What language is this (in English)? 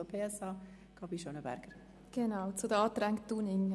Swiss German